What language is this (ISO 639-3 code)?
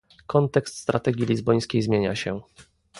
pol